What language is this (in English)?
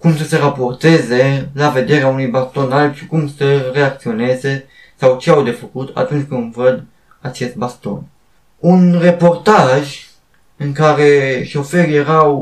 Romanian